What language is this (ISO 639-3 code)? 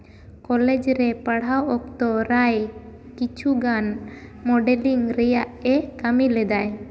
sat